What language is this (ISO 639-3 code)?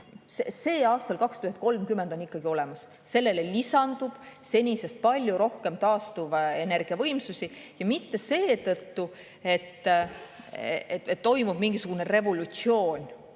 est